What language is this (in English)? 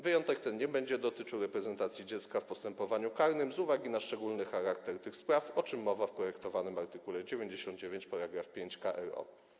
Polish